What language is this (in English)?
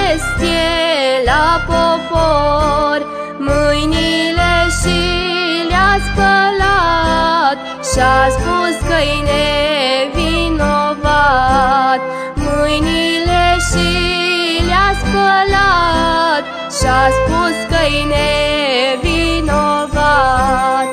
Romanian